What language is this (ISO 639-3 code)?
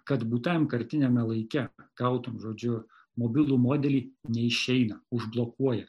lit